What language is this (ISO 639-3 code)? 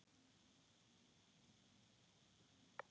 isl